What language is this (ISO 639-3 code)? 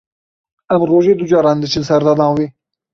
kur